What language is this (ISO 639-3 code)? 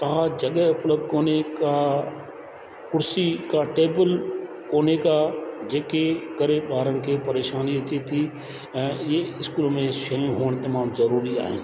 snd